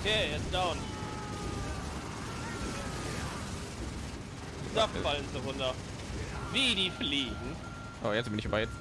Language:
German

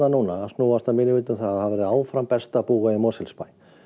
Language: Icelandic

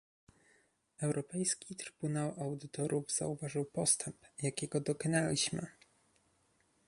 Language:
Polish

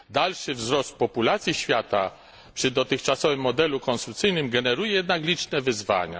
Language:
Polish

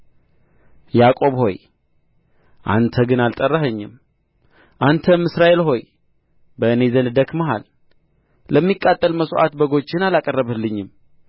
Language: Amharic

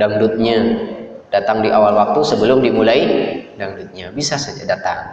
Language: Indonesian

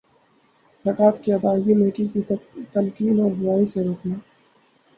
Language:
Urdu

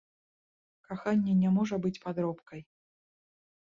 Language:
Belarusian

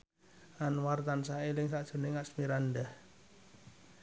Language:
Javanese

